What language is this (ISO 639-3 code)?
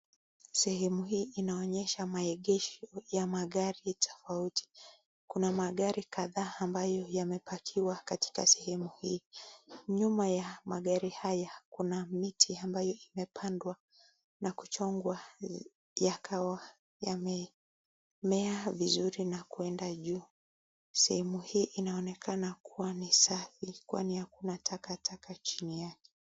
swa